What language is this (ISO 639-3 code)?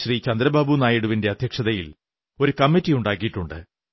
mal